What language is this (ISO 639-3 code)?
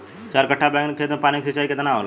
bho